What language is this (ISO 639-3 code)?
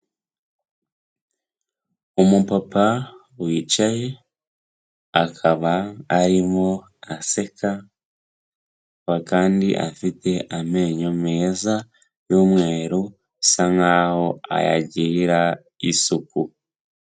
kin